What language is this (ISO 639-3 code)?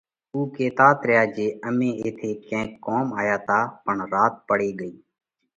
kvx